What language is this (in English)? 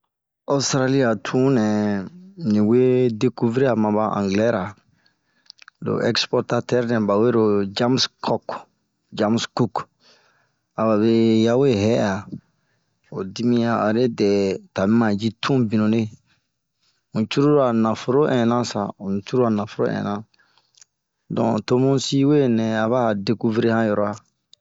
Bomu